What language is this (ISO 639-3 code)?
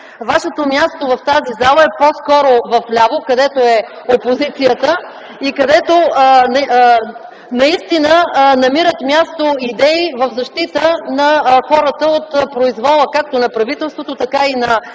bul